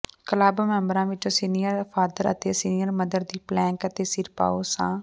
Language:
Punjabi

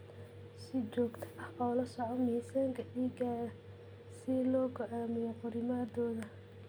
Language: Somali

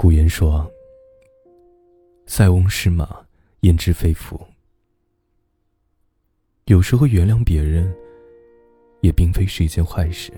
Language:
Chinese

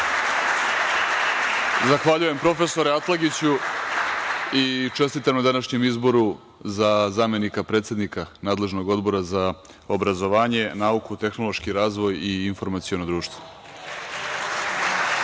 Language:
Serbian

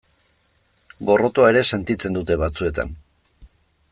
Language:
Basque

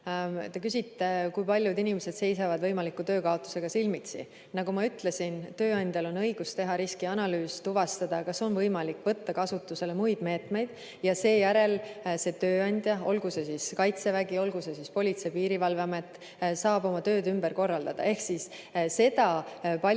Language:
Estonian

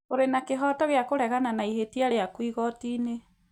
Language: Kikuyu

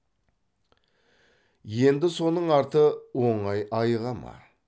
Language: Kazakh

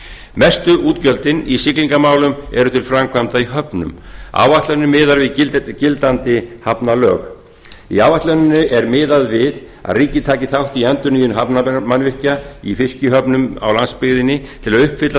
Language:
Icelandic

